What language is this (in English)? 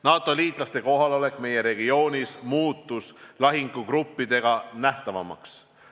Estonian